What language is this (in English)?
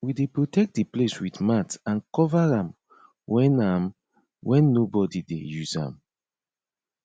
Nigerian Pidgin